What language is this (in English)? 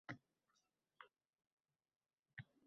Uzbek